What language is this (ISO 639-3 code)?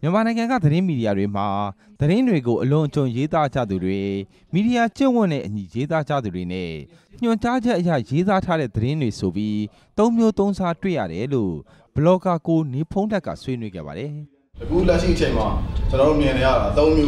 tha